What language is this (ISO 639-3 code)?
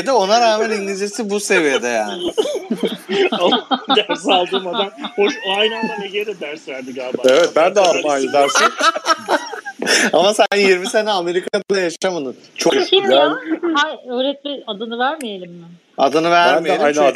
tur